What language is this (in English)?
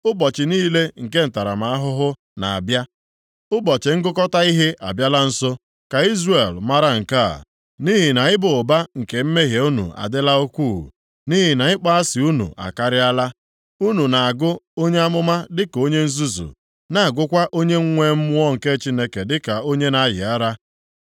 Igbo